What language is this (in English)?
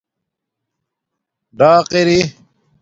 Domaaki